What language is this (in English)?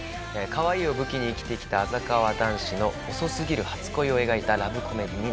Japanese